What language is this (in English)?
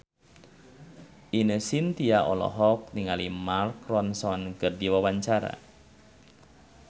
Sundanese